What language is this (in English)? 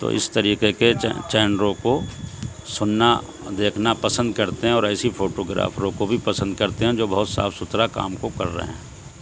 Urdu